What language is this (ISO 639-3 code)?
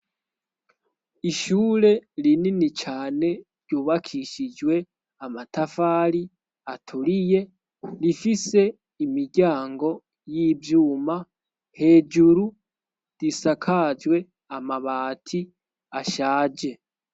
run